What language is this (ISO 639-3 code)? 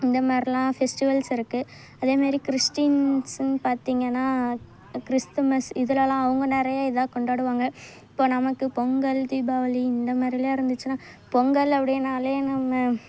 tam